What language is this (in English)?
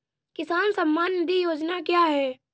Hindi